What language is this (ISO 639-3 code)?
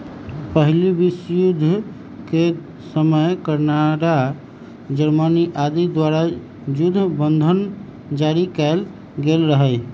mag